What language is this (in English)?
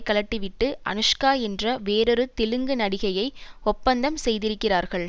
Tamil